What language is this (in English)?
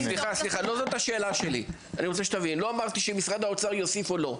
Hebrew